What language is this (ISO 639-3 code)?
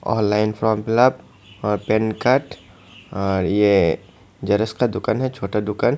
hin